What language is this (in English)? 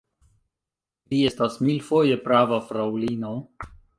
Esperanto